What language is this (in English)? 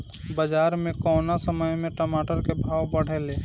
Bhojpuri